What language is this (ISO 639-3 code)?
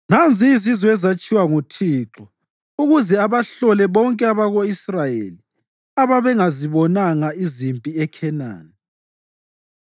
nde